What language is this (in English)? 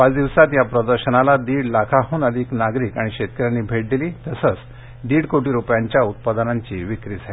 Marathi